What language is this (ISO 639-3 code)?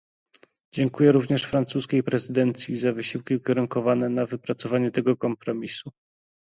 pol